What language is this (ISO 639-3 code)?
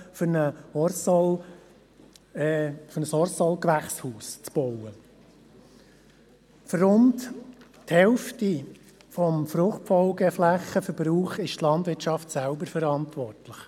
gsw